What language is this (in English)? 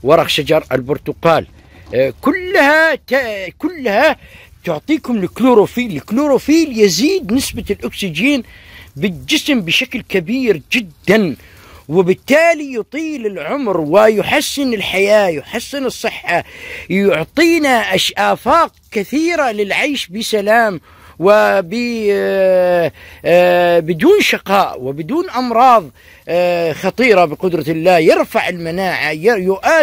Arabic